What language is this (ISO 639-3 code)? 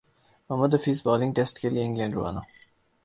urd